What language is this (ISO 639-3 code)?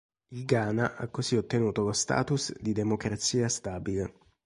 ita